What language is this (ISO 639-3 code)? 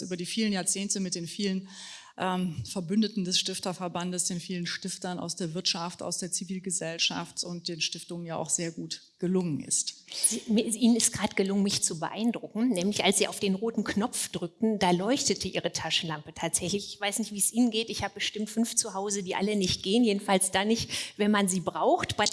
deu